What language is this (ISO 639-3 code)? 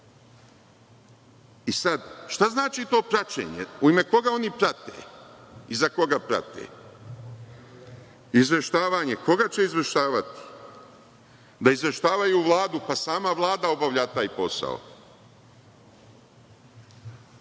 srp